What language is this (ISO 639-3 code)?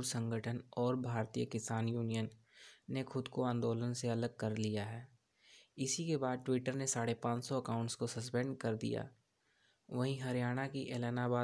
hin